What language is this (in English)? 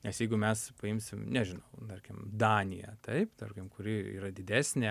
Lithuanian